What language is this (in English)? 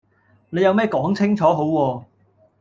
Cantonese